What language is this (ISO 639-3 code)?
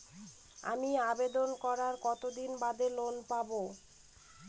ben